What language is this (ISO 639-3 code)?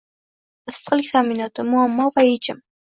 uzb